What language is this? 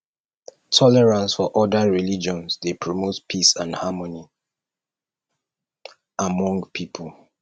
Nigerian Pidgin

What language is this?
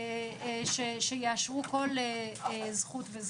Hebrew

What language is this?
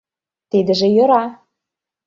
Mari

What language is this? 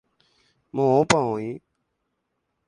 Guarani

